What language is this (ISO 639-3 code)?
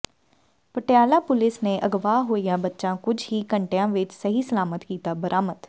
pan